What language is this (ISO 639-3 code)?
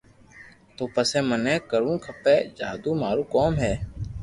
lrk